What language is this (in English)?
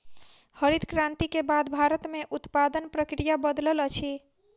Maithili